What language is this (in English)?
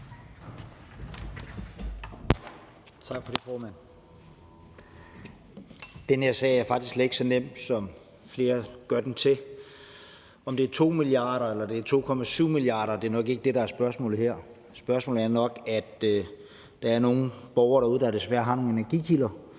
Danish